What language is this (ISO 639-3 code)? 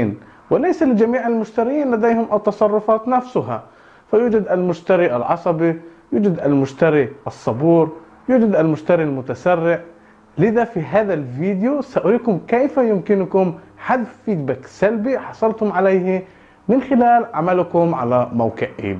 ara